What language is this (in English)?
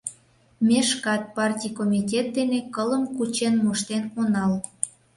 Mari